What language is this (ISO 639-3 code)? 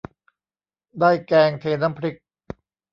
tha